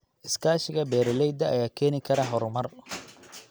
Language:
Somali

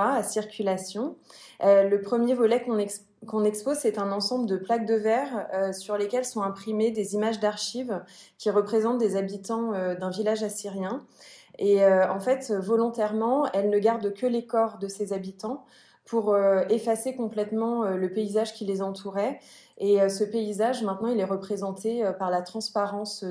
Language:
French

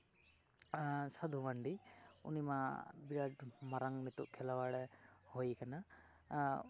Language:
Santali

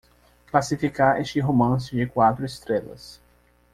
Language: Portuguese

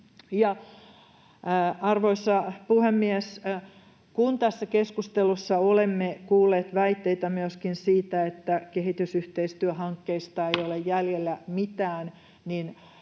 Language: Finnish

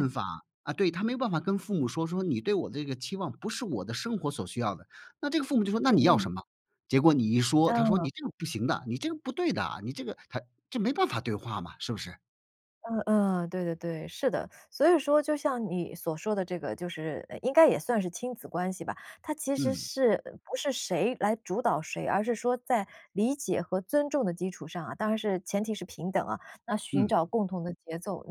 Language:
Chinese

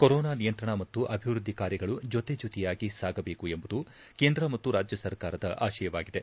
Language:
Kannada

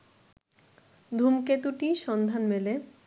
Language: Bangla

